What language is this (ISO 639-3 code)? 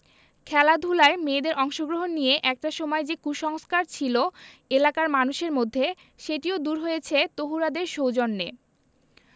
ben